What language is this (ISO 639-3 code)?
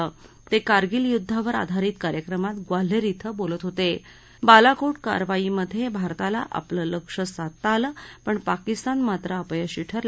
mar